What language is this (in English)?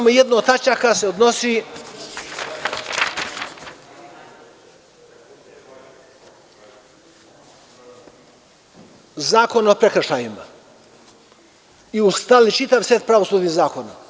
Serbian